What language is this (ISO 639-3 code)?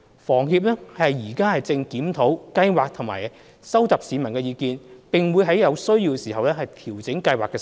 yue